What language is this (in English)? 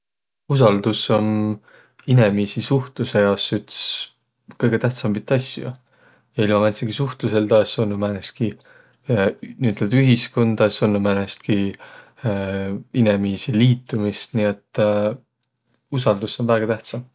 Võro